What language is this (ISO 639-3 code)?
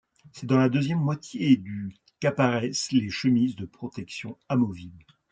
fra